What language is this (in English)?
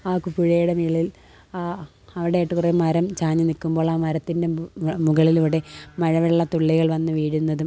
Malayalam